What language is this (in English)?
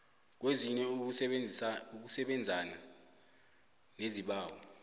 South Ndebele